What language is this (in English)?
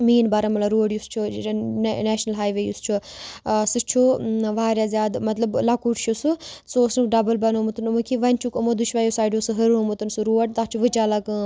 Kashmiri